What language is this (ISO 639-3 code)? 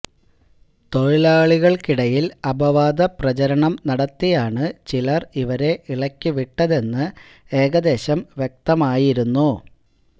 mal